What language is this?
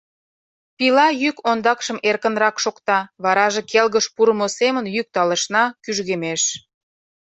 Mari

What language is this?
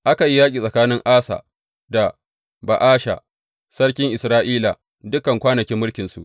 Hausa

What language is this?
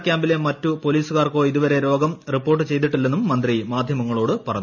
Malayalam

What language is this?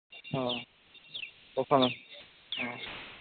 Santali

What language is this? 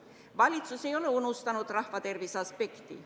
Estonian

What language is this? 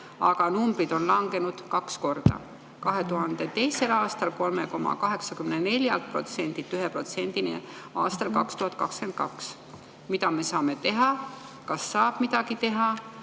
Estonian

